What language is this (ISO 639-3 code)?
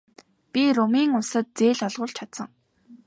mon